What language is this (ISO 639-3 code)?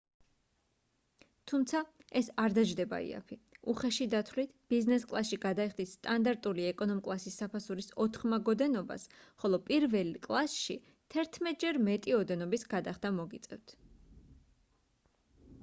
kat